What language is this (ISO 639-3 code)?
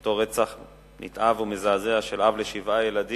heb